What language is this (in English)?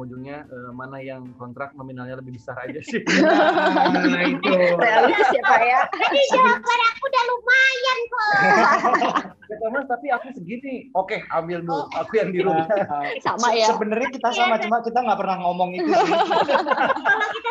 Indonesian